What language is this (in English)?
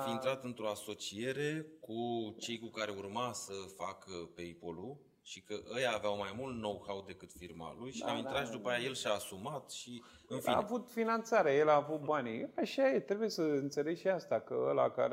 Romanian